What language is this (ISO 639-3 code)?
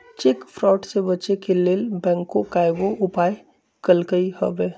mag